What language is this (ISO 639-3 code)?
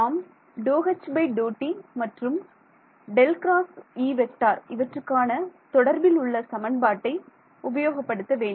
tam